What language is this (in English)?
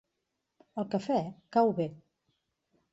Catalan